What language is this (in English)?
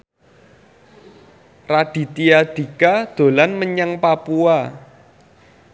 Javanese